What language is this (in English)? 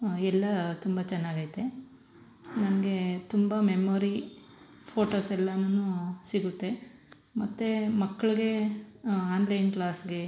Kannada